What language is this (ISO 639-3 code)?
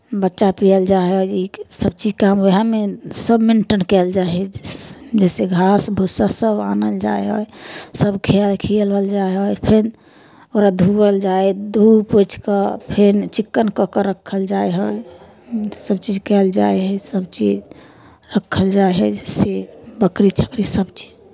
mai